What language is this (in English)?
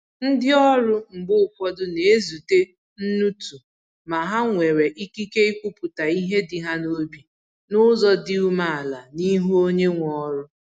Igbo